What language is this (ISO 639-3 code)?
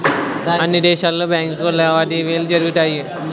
tel